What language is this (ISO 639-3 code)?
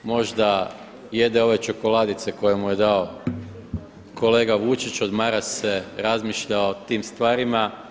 hrv